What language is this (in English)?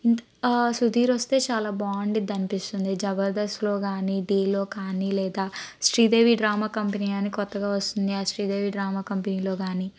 Telugu